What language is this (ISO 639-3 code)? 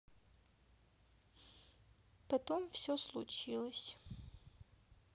rus